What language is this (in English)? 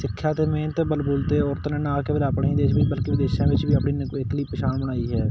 Punjabi